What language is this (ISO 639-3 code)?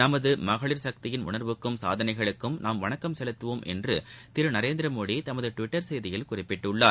tam